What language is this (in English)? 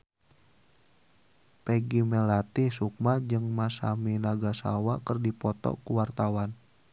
Sundanese